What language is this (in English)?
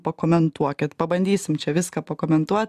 Lithuanian